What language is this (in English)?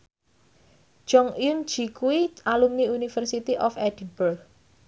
Javanese